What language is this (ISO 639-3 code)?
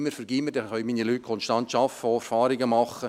gsw